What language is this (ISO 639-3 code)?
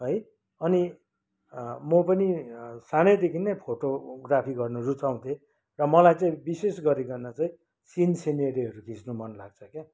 nep